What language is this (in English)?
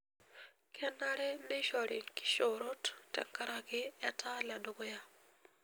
Masai